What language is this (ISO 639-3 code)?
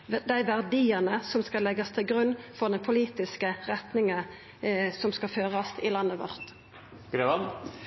nno